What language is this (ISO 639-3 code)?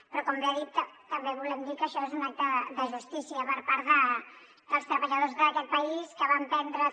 cat